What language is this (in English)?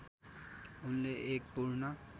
Nepali